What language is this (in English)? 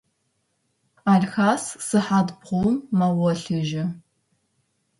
Adyghe